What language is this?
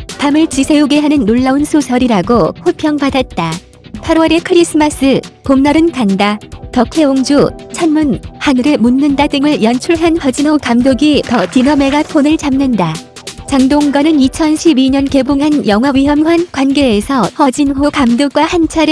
Korean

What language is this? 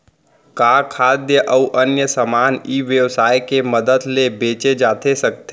Chhattisgarhi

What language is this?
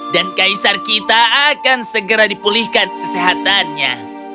Indonesian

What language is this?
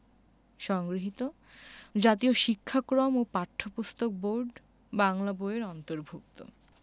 Bangla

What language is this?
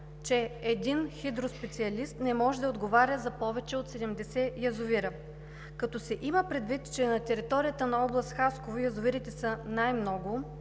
Bulgarian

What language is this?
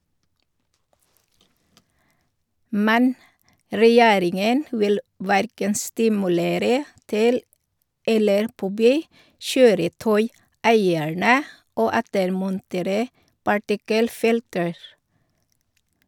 Norwegian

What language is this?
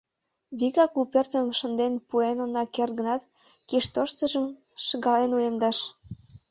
Mari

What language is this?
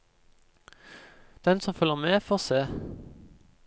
Norwegian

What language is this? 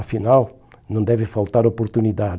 Portuguese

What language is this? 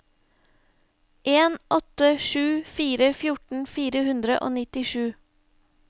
Norwegian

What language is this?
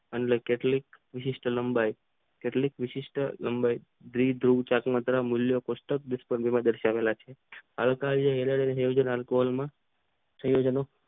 Gujarati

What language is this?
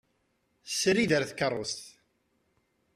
Kabyle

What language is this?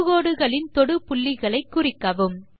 Tamil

